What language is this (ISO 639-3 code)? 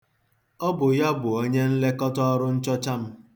ibo